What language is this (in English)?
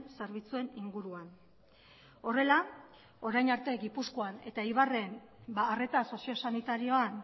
Basque